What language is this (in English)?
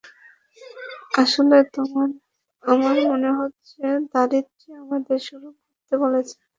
Bangla